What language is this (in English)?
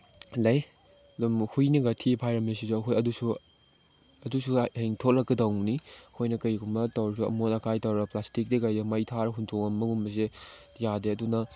Manipuri